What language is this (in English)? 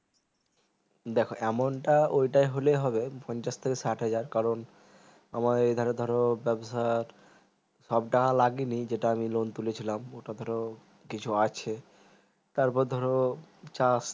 Bangla